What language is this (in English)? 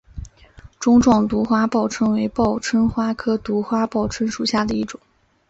Chinese